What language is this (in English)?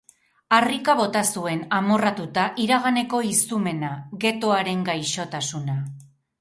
Basque